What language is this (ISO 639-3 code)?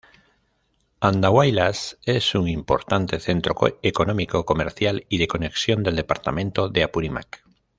spa